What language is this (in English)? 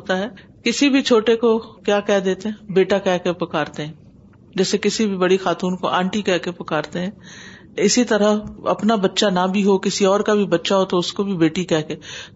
Urdu